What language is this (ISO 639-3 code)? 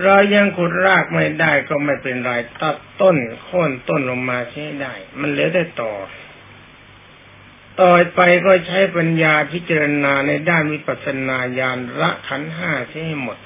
tha